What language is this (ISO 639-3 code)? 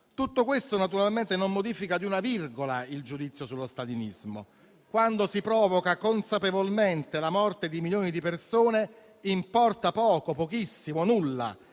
ita